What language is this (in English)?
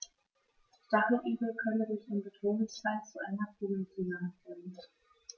German